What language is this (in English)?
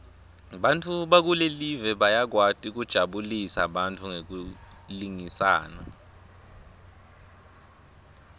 Swati